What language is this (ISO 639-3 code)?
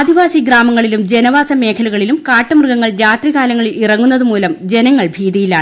mal